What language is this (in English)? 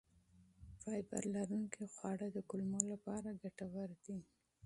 Pashto